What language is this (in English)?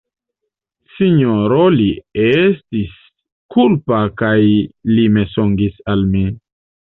Esperanto